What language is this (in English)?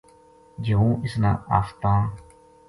Gujari